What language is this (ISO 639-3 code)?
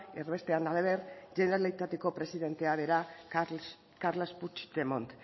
eus